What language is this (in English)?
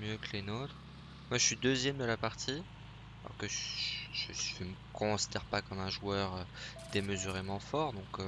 French